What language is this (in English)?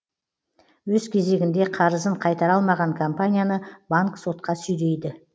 Kazakh